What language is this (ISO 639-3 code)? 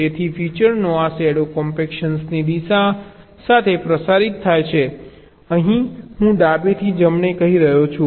guj